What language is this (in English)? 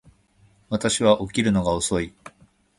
Japanese